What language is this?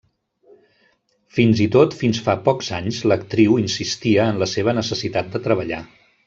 Catalan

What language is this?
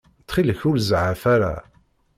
Kabyle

